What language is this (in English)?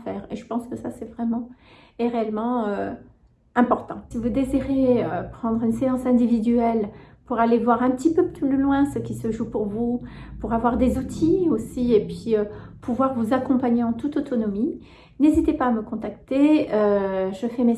French